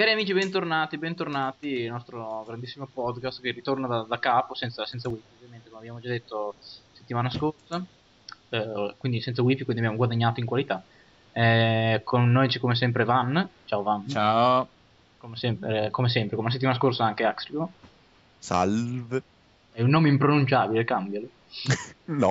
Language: Italian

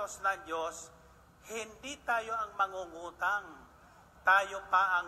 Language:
Filipino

